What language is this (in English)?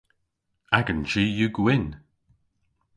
Cornish